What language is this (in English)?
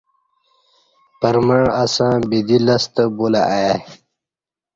Kati